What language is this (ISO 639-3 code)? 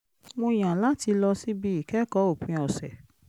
yor